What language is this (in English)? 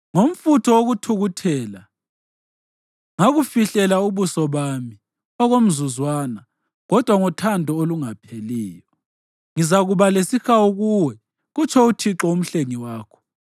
North Ndebele